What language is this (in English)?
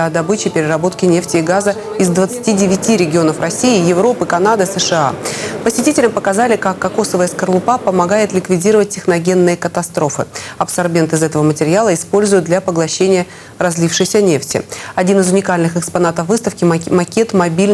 Russian